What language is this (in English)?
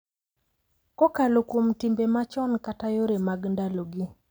Luo (Kenya and Tanzania)